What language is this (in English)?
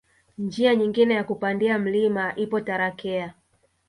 Swahili